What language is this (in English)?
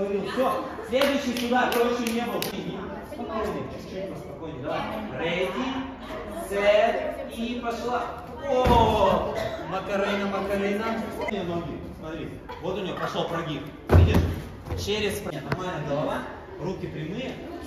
Russian